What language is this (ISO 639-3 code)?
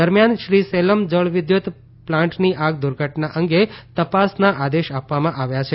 guj